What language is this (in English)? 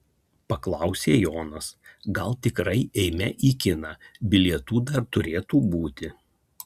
Lithuanian